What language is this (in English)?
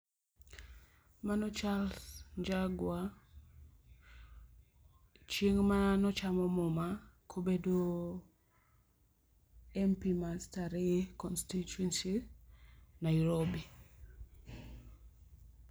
Luo (Kenya and Tanzania)